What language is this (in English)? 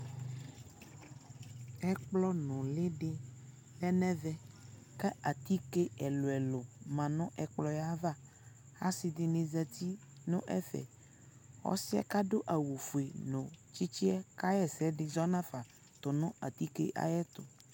Ikposo